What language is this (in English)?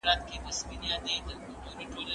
Pashto